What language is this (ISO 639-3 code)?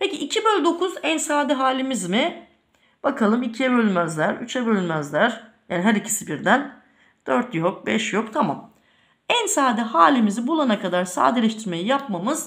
tur